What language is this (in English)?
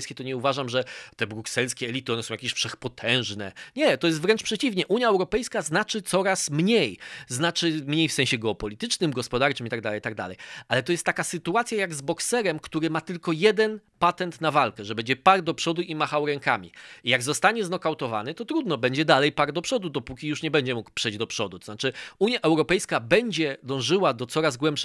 Polish